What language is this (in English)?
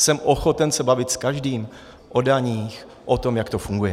Czech